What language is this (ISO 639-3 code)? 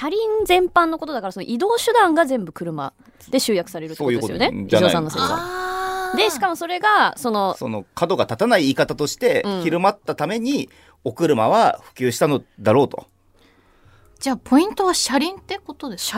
jpn